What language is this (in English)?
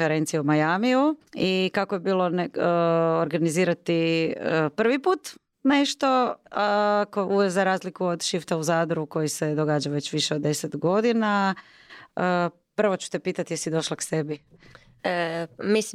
Croatian